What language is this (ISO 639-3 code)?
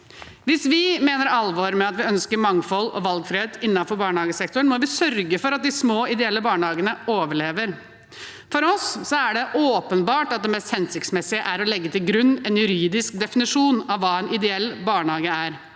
nor